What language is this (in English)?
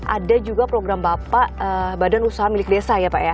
Indonesian